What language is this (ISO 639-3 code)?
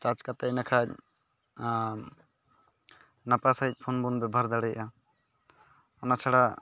sat